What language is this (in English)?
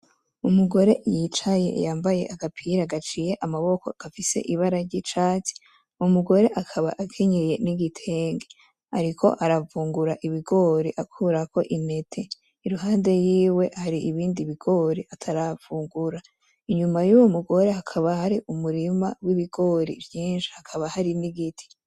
Rundi